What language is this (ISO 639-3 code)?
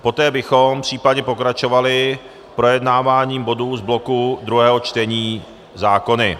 ces